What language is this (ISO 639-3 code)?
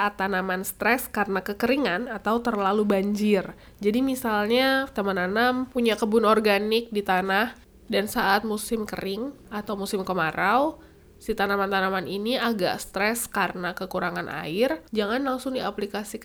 ind